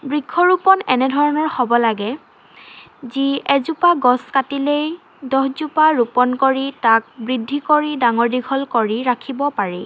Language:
Assamese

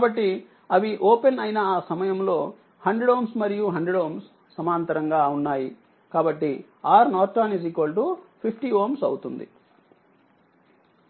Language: Telugu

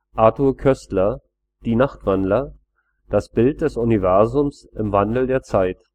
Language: German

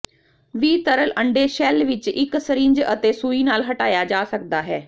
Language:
Punjabi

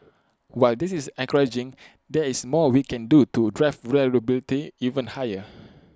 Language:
English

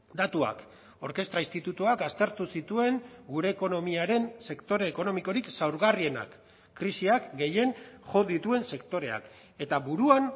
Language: Basque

